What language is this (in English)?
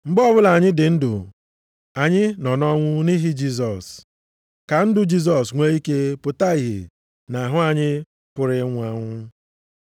Igbo